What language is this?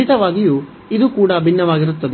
Kannada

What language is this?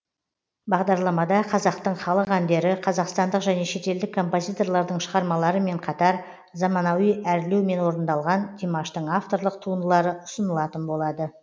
Kazakh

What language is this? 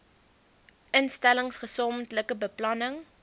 Afrikaans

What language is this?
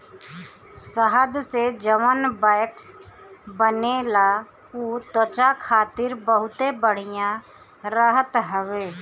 Bhojpuri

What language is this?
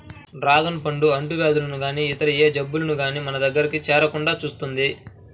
Telugu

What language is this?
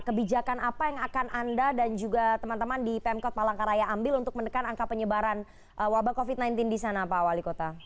Indonesian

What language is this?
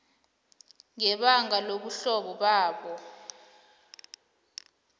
South Ndebele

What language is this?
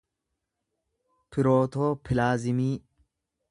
Oromo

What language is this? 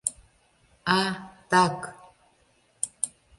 Mari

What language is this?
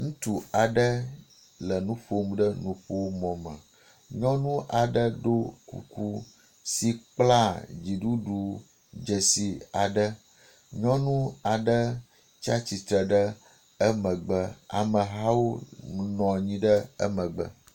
Ewe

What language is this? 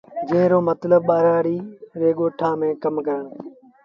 Sindhi Bhil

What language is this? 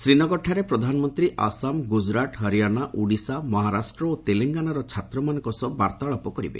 Odia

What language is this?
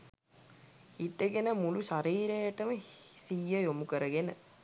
Sinhala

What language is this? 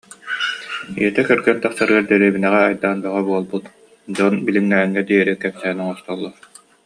Yakut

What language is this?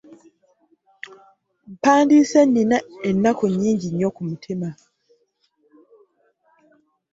Ganda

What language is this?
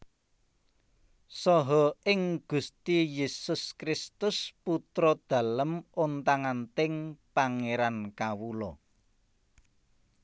Javanese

